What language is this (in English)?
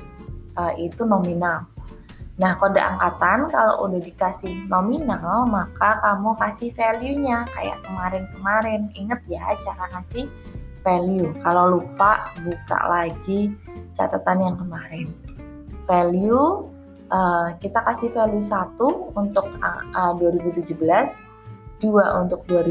Indonesian